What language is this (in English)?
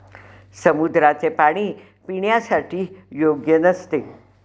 Marathi